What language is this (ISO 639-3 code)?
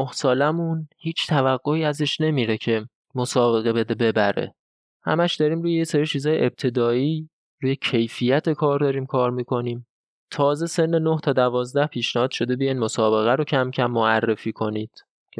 fas